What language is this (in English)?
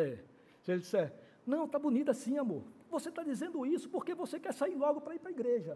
Portuguese